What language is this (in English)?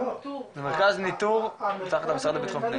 Hebrew